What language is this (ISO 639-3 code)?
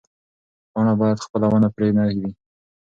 pus